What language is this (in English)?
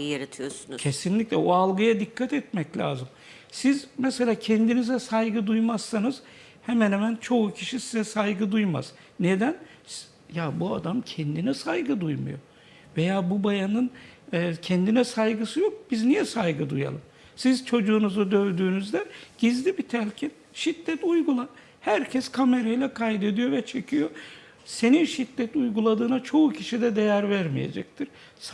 Turkish